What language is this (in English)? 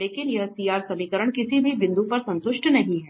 Hindi